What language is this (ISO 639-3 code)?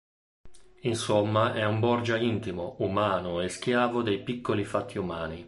ita